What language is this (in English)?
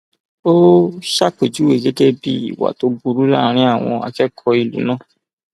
Yoruba